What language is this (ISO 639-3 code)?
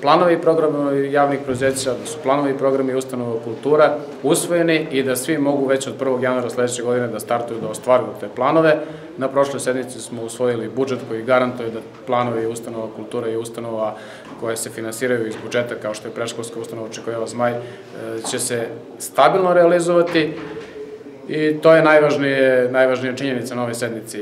rus